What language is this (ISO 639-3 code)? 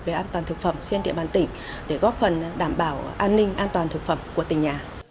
vie